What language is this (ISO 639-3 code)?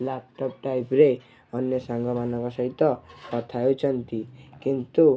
ori